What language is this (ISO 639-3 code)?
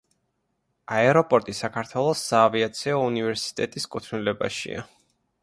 kat